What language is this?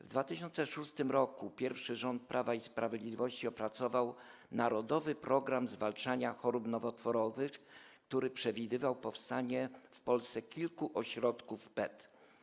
Polish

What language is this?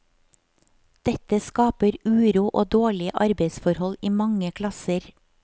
Norwegian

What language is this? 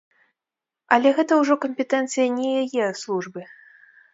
Belarusian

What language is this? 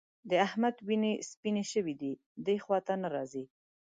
Pashto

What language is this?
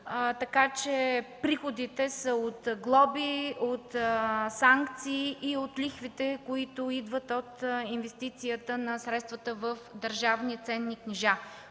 Bulgarian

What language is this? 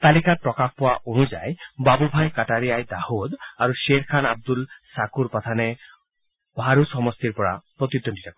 Assamese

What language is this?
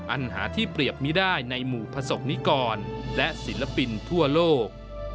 Thai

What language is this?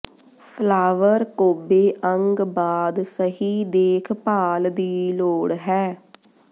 Punjabi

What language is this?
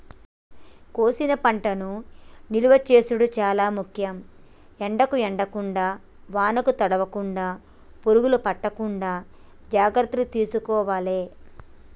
Telugu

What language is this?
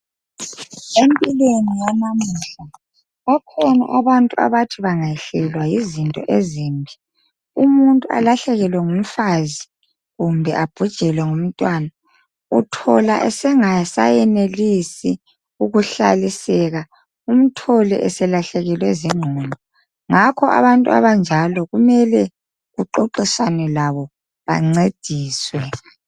North Ndebele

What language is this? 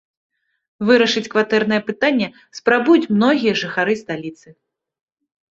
Belarusian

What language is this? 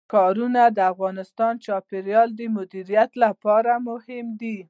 Pashto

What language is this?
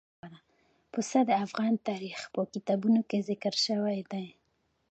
Pashto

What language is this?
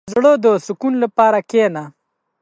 Pashto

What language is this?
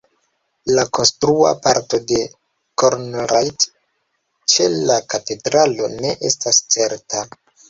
Esperanto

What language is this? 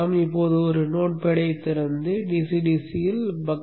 Tamil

